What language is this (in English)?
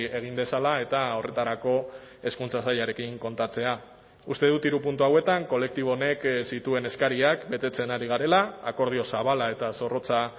Basque